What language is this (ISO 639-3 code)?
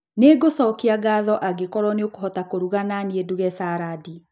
kik